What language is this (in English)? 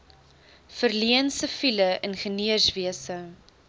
Afrikaans